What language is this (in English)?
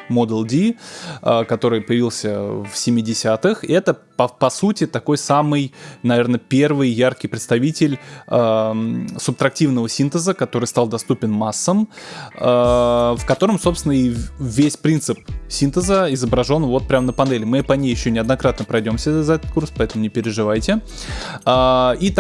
Russian